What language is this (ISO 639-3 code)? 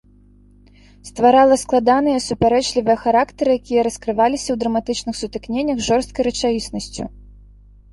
bel